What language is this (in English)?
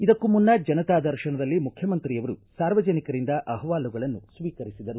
Kannada